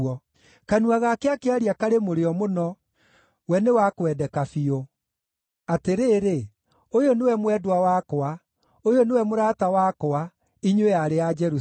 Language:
Kikuyu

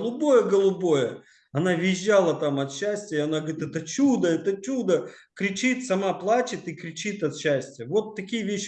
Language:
Russian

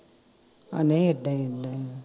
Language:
Punjabi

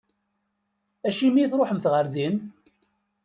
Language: Kabyle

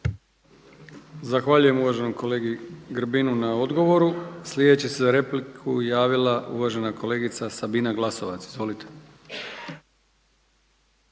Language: Croatian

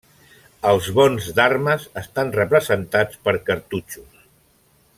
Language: Catalan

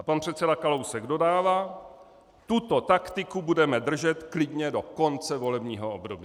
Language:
Czech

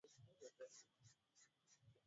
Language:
Swahili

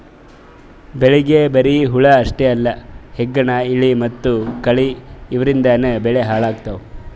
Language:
Kannada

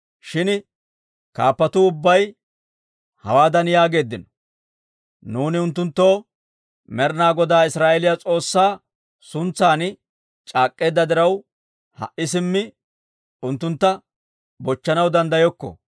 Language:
Dawro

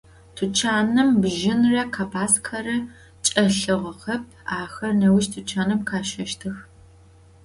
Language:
Adyghe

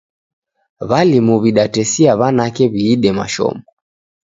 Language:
Taita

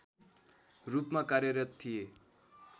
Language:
Nepali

